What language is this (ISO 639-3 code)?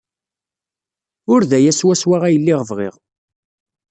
kab